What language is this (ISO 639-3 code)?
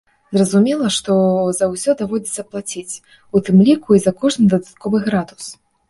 bel